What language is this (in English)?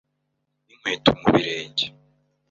Kinyarwanda